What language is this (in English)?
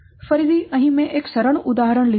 Gujarati